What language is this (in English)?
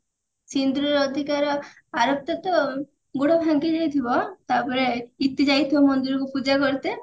Odia